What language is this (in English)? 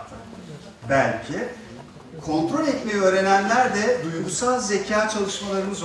Turkish